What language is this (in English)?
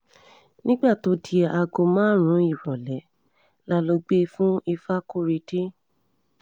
Yoruba